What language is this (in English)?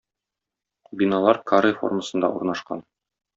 Tatar